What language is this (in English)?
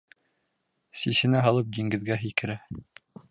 Bashkir